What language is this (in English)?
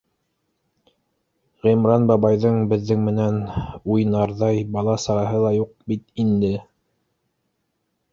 Bashkir